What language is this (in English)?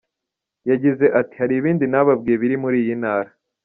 Kinyarwanda